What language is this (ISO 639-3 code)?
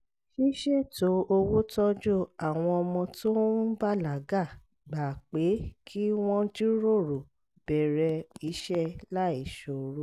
yor